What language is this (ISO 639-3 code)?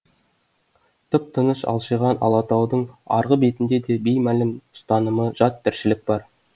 kaz